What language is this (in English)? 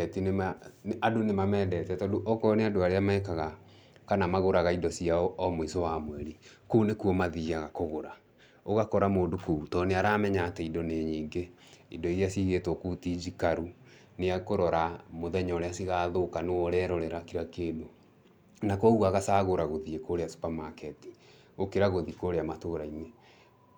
Kikuyu